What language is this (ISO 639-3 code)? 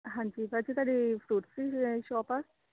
pan